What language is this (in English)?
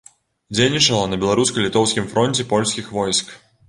Belarusian